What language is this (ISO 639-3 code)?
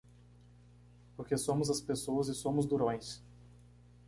por